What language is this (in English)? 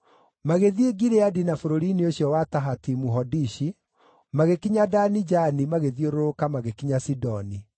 Kikuyu